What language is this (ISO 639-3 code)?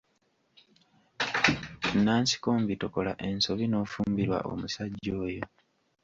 lug